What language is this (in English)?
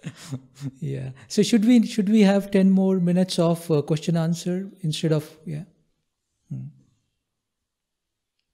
English